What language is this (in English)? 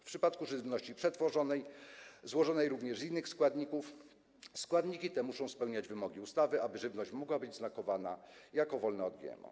Polish